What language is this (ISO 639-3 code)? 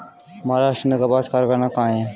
hin